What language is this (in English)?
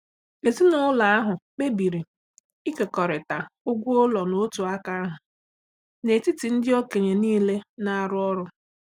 Igbo